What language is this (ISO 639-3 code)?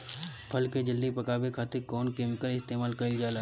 bho